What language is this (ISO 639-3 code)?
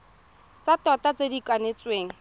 tsn